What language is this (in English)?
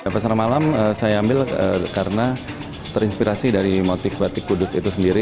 Indonesian